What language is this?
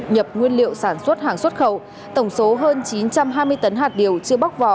Vietnamese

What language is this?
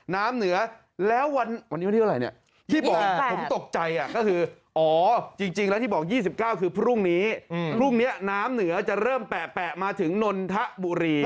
Thai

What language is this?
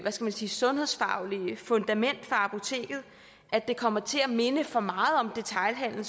Danish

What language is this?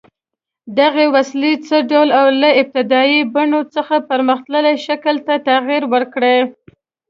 Pashto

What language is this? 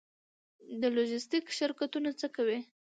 Pashto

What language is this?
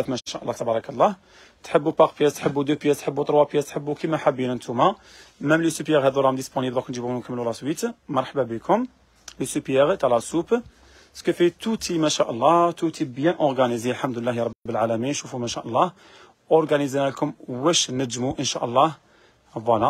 Arabic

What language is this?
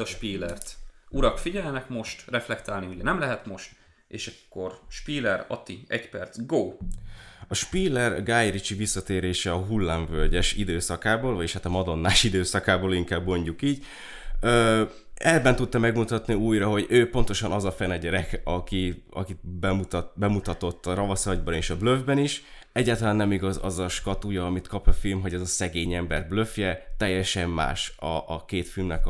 Hungarian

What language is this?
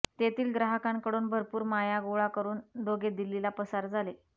Marathi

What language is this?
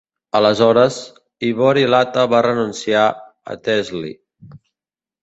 Catalan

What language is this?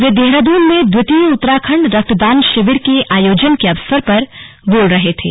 Hindi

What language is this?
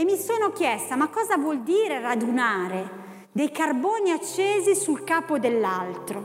Italian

